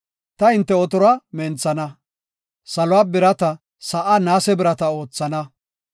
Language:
Gofa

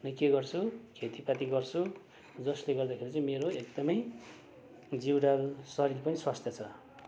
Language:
Nepali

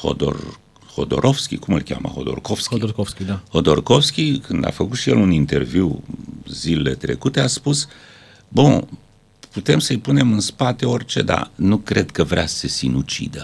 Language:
Romanian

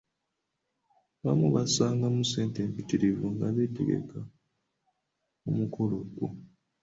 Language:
Ganda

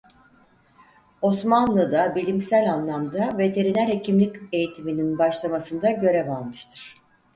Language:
Turkish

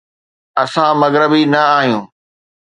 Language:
Sindhi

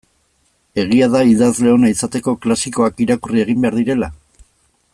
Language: Basque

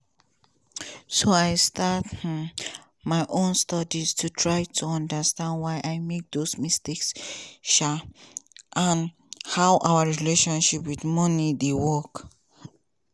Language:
Nigerian Pidgin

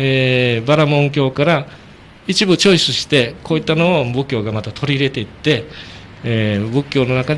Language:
Japanese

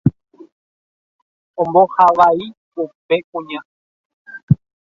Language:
Guarani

